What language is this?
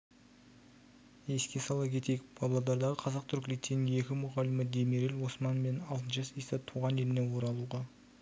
Kazakh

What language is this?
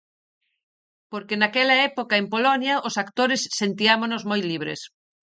Galician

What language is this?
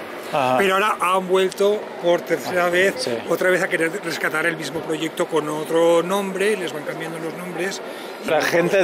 Spanish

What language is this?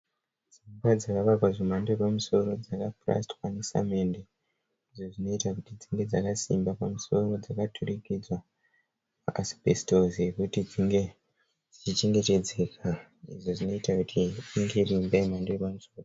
Shona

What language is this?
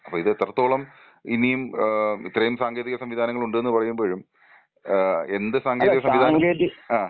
Malayalam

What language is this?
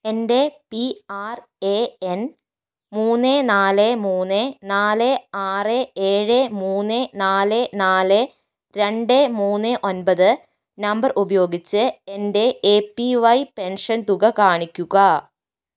Malayalam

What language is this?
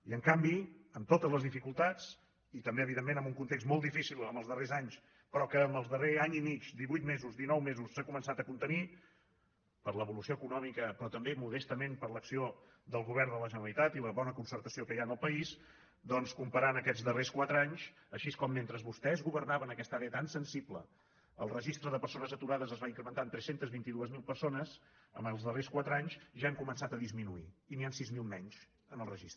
Catalan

